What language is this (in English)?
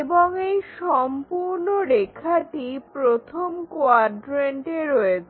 Bangla